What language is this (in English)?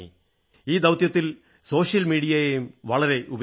Malayalam